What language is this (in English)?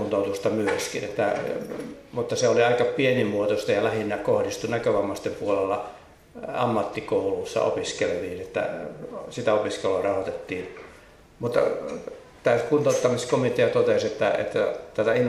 Finnish